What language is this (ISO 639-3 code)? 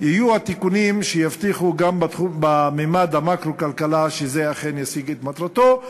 heb